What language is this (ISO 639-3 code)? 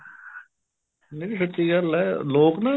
pan